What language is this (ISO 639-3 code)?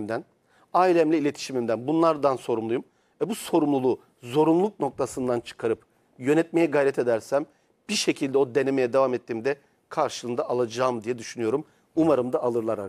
tur